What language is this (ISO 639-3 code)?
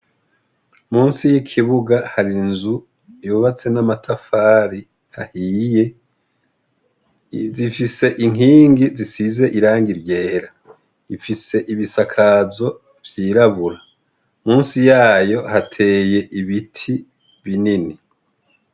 run